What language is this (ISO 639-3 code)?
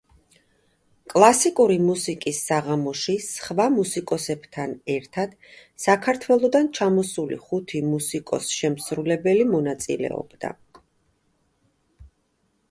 kat